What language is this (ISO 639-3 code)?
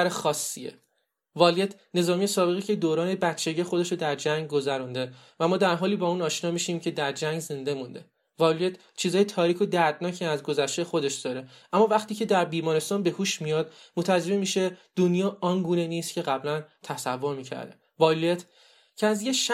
fas